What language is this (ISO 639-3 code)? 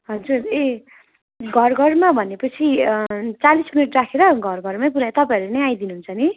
nep